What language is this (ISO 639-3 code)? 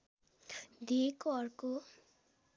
nep